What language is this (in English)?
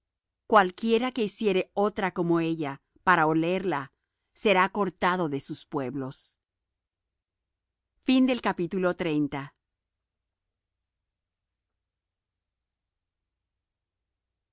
Spanish